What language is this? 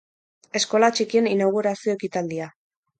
Basque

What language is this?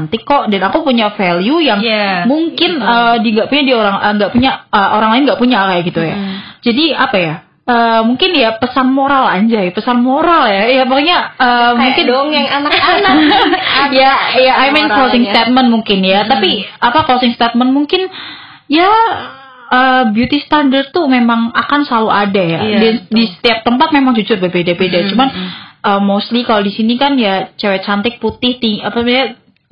Indonesian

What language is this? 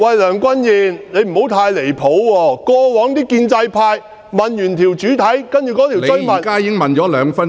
Cantonese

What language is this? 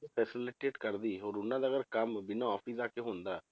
Punjabi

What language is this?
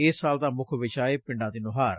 Punjabi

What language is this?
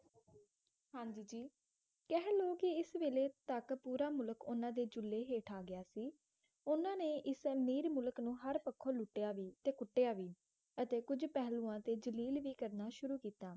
Punjabi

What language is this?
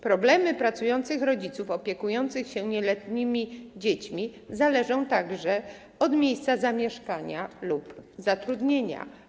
Polish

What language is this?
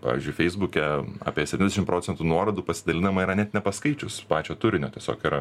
Lithuanian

